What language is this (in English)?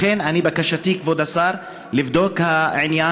Hebrew